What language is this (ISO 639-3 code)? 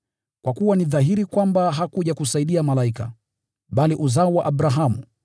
swa